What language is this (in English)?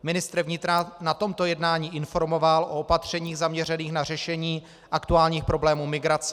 Czech